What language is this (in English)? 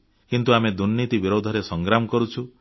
Odia